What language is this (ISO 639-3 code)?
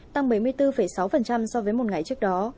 vie